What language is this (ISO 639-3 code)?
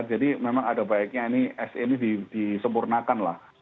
ind